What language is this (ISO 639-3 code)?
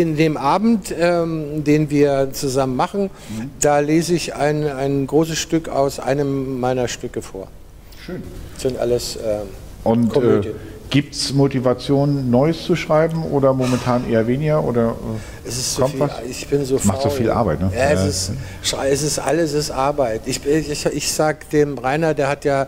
deu